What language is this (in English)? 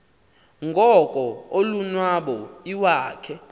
Xhosa